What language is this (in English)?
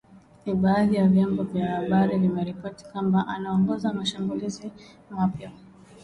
Swahili